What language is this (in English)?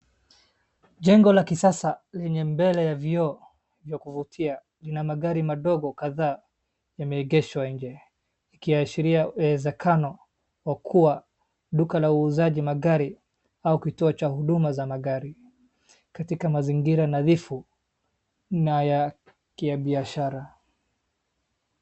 Swahili